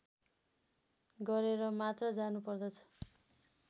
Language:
Nepali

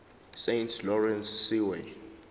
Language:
Zulu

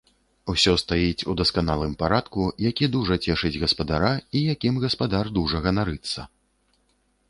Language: Belarusian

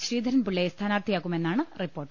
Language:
Malayalam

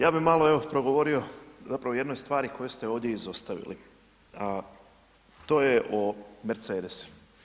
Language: Croatian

